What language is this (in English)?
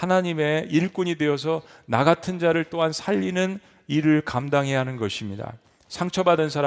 Korean